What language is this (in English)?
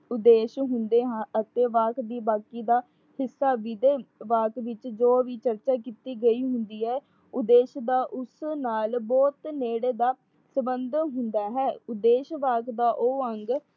Punjabi